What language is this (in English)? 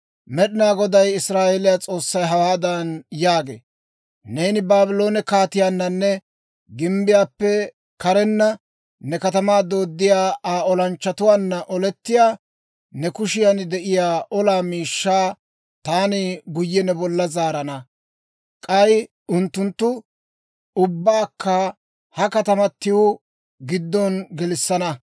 Dawro